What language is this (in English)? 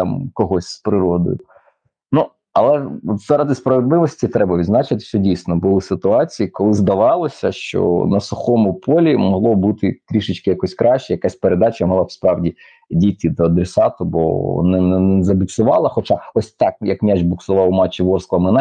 Ukrainian